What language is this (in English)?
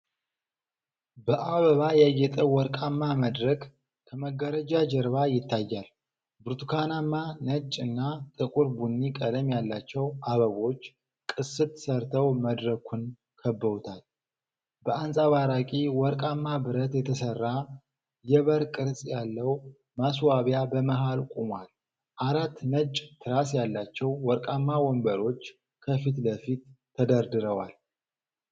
Amharic